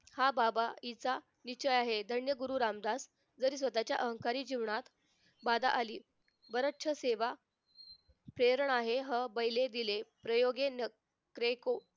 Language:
Marathi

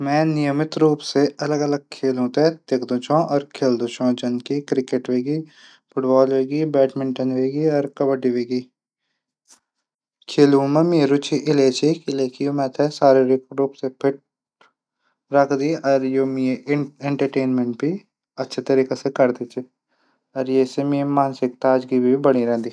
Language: Garhwali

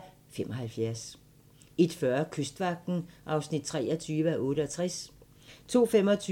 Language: Danish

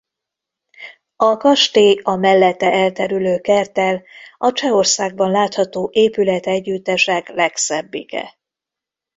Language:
Hungarian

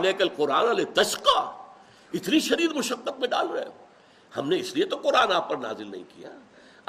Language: Urdu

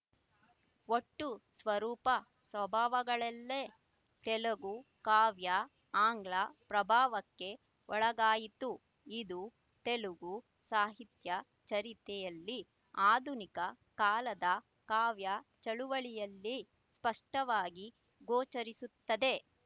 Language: Kannada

